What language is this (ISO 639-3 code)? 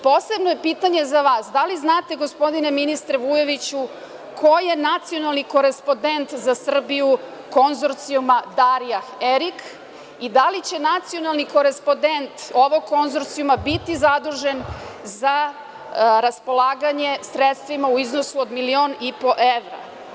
srp